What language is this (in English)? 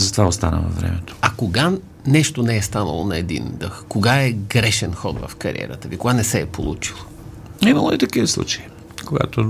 Bulgarian